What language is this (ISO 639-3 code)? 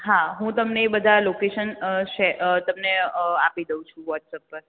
guj